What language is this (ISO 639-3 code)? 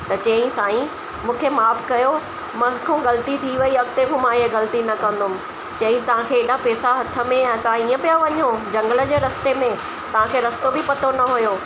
snd